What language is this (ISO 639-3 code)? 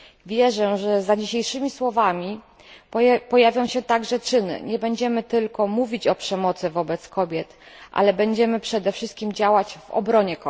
pol